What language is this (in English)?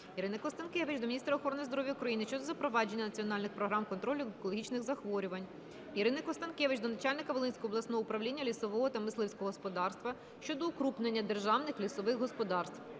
Ukrainian